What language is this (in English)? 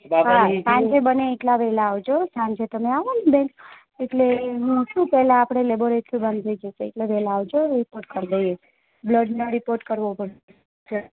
Gujarati